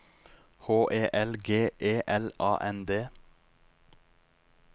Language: Norwegian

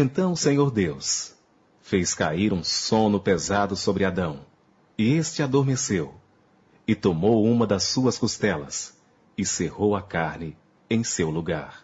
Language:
Portuguese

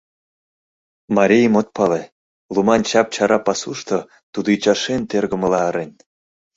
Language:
Mari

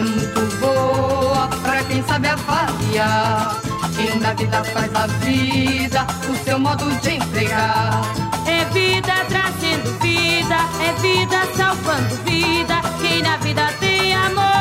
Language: Portuguese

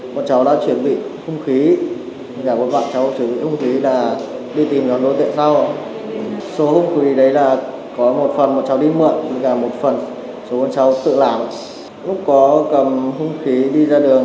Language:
Vietnamese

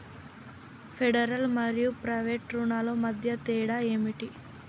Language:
Telugu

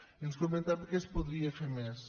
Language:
Catalan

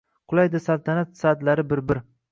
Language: Uzbek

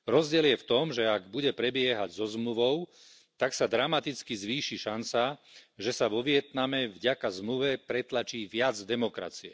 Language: Slovak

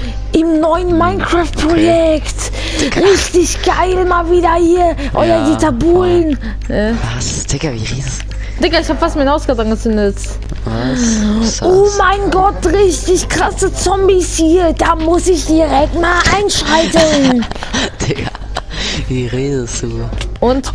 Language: German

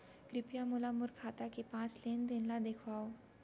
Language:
Chhattisgarhi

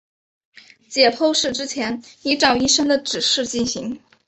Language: Chinese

